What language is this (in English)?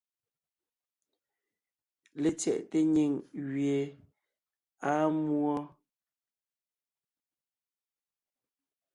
Ngiemboon